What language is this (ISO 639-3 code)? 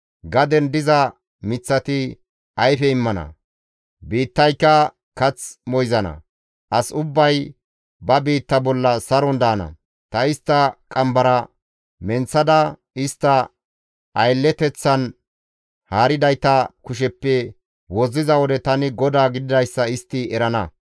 gmv